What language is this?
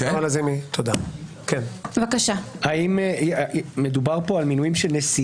Hebrew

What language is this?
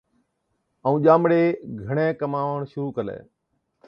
Od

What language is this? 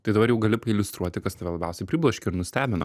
Lithuanian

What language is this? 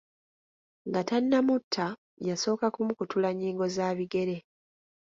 Ganda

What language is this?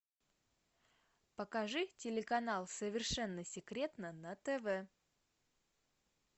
Russian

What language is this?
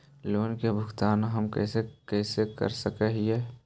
Magahi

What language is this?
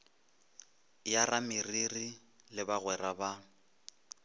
Northern Sotho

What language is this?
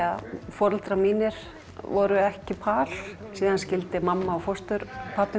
Icelandic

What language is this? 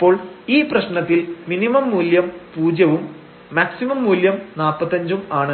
Malayalam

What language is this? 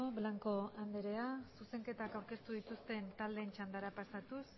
Basque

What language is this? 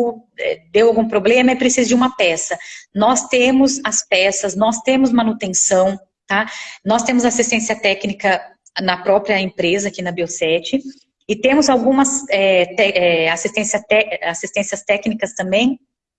Portuguese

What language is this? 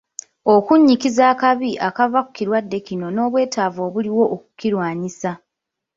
Ganda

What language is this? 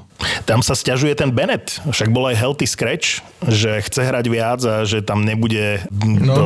Slovak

